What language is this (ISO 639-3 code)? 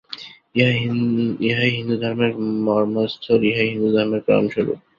ben